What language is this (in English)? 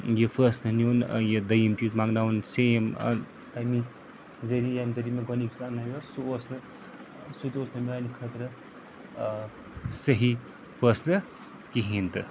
Kashmiri